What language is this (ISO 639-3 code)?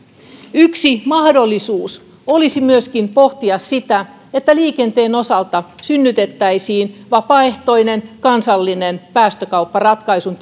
fin